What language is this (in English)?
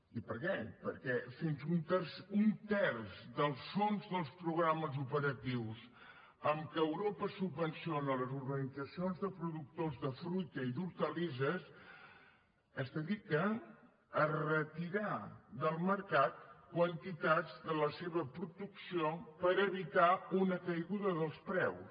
Catalan